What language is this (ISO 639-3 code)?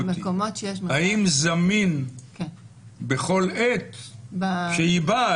heb